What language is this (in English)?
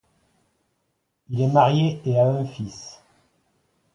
French